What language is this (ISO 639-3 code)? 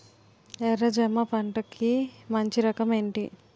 tel